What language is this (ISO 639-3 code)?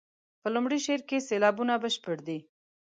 pus